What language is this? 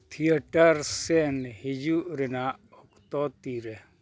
Santali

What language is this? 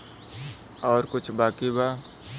Bhojpuri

